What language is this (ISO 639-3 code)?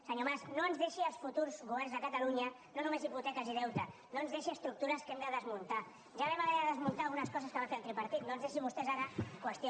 cat